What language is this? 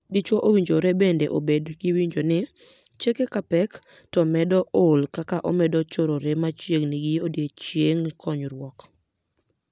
Luo (Kenya and Tanzania)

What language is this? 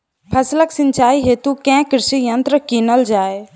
Maithili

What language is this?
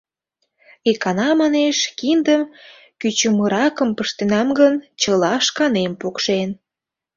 Mari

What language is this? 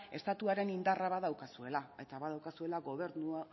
Basque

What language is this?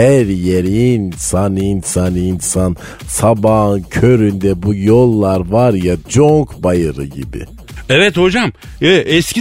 Turkish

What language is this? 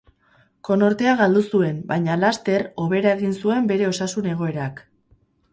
Basque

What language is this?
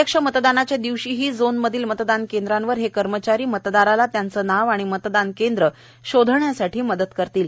Marathi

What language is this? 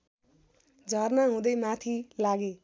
Nepali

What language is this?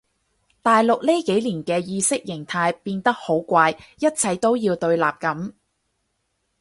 Cantonese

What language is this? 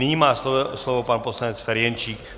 Czech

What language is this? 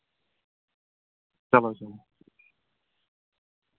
Kashmiri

